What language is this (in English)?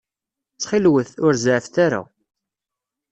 Kabyle